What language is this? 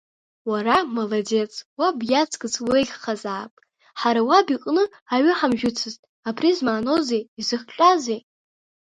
Abkhazian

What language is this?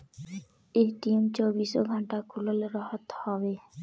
Bhojpuri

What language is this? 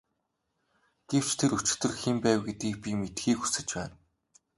Mongolian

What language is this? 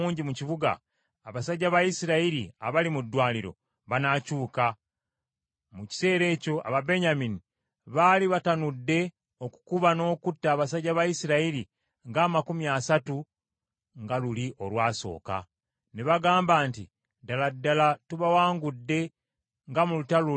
Ganda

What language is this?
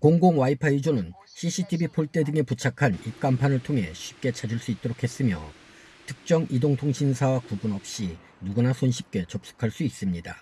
Korean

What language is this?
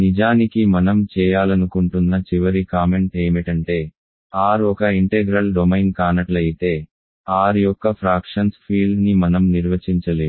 Telugu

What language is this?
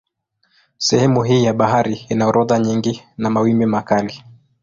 Swahili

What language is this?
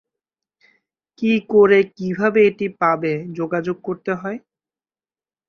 Bangla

